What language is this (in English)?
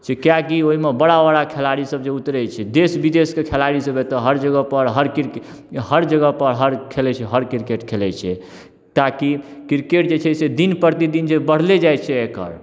Maithili